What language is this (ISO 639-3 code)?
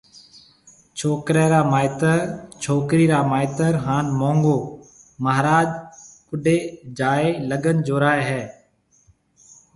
mve